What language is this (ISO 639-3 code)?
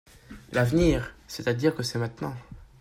fra